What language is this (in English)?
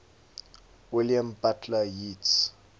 English